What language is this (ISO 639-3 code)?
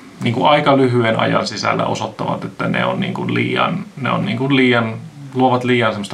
fin